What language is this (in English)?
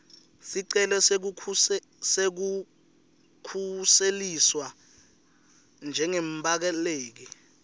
Swati